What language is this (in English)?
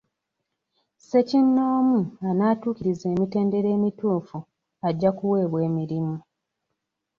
Ganda